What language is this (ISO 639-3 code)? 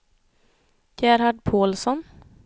swe